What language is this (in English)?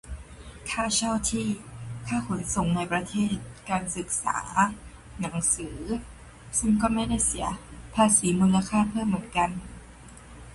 Thai